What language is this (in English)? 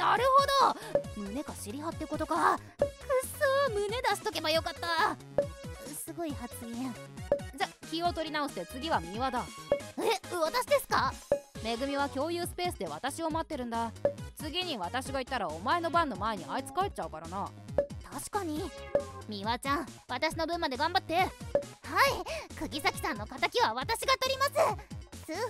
Japanese